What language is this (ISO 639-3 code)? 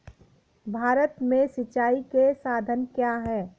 hin